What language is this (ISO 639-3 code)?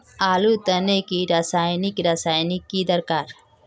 mag